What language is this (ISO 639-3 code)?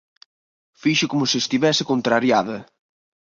glg